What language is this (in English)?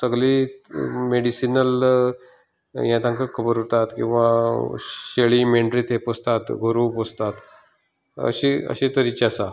Konkani